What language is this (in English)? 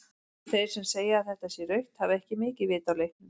Icelandic